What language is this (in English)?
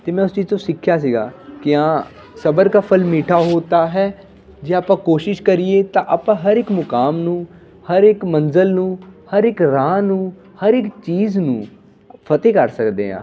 Punjabi